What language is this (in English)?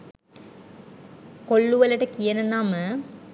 Sinhala